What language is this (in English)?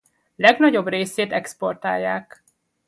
Hungarian